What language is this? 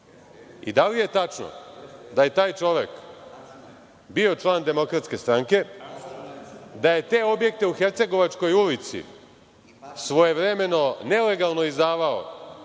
Serbian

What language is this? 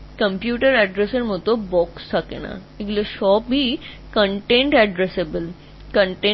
Bangla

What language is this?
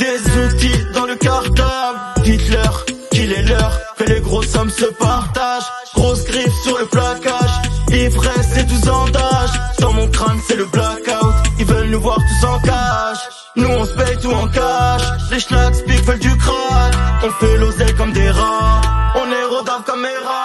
Portuguese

